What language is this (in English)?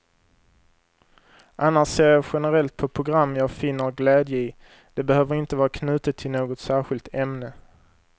Swedish